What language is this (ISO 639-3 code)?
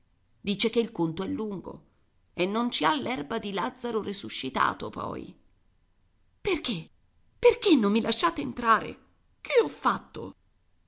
ita